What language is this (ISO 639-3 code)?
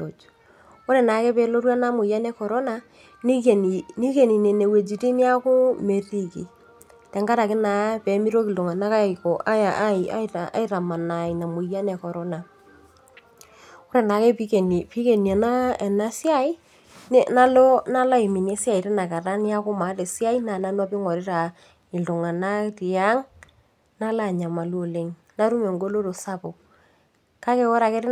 mas